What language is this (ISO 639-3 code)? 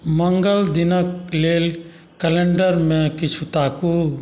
mai